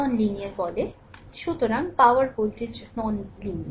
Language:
Bangla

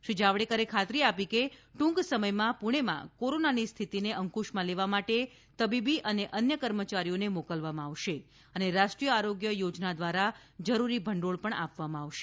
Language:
Gujarati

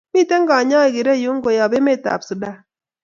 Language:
Kalenjin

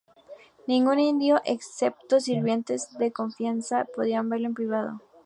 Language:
Spanish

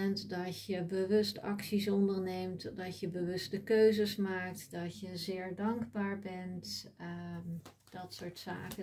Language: Dutch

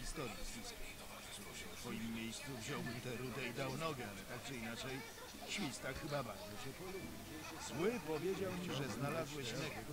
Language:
Polish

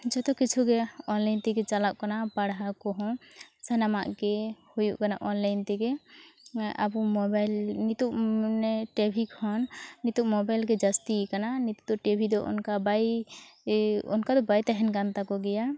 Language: Santali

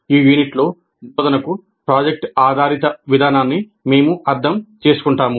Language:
Telugu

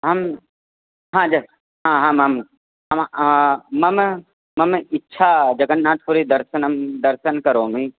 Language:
Sanskrit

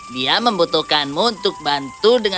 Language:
Indonesian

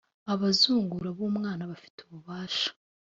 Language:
Kinyarwanda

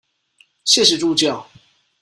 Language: Chinese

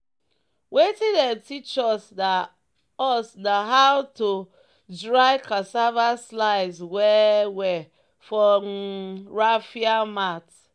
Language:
Nigerian Pidgin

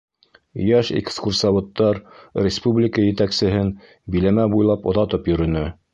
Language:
Bashkir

